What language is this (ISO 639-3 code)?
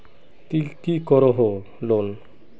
mag